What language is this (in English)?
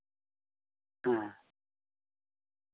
Santali